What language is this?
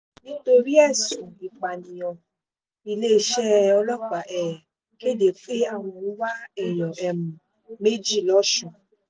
Yoruba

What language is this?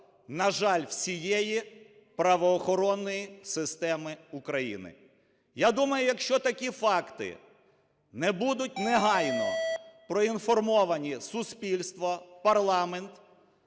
Ukrainian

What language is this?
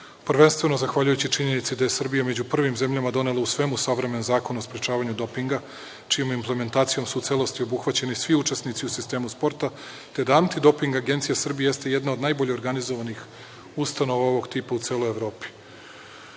Serbian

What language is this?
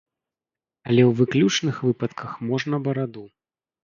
Belarusian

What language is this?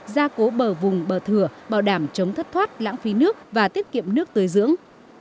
Vietnamese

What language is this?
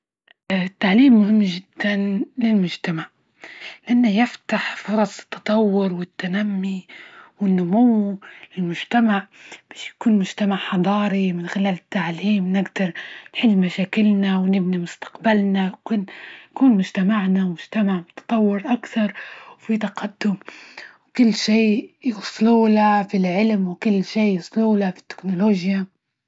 Libyan Arabic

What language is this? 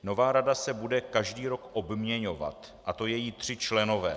Czech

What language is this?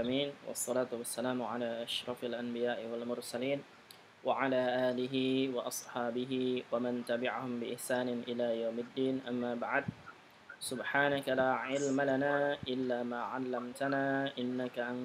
Indonesian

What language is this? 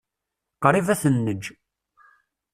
Kabyle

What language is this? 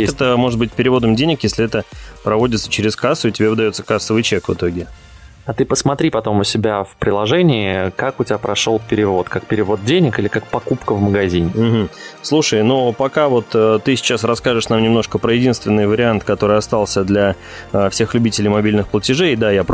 Russian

